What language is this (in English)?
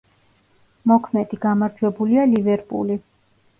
Georgian